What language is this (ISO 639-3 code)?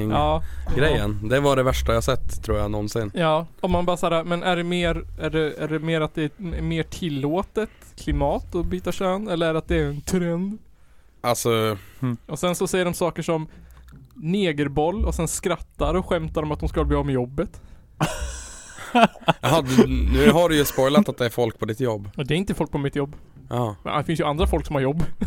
swe